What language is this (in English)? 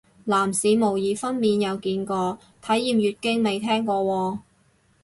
Cantonese